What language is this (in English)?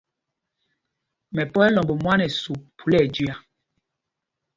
Mpumpong